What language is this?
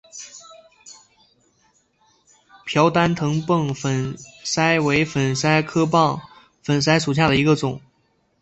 Chinese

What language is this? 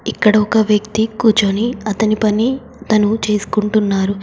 Telugu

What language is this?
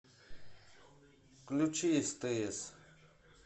Russian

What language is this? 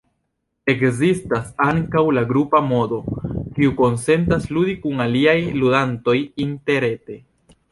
Esperanto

